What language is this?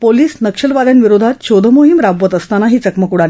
Marathi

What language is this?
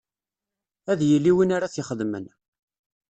Kabyle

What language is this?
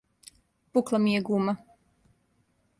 Serbian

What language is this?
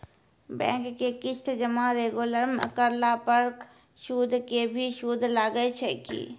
Maithili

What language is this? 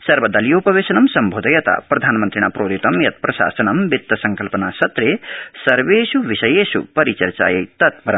Sanskrit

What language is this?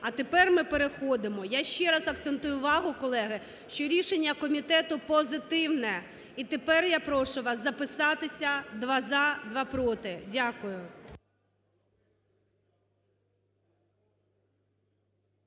Ukrainian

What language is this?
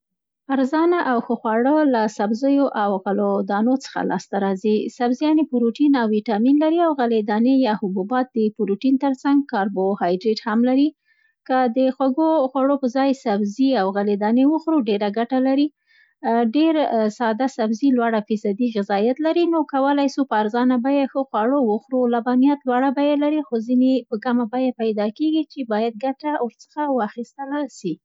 Central Pashto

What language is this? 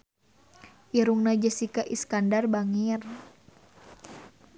Sundanese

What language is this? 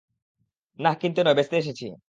Bangla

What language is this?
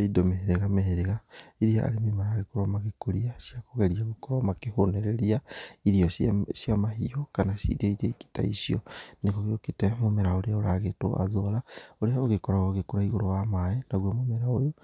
Kikuyu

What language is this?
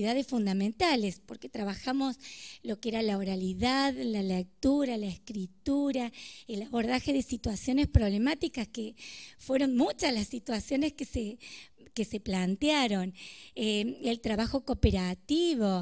Spanish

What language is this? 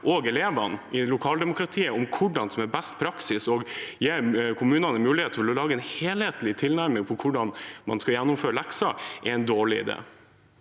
Norwegian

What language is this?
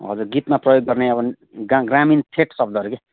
Nepali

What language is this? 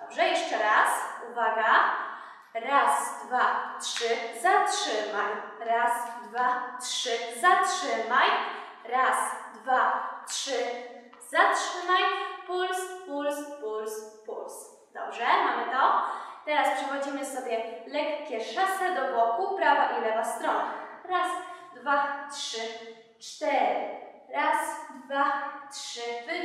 Polish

